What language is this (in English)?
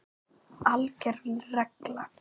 Icelandic